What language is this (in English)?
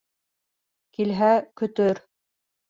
Bashkir